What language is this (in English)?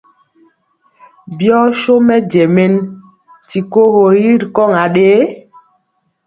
Mpiemo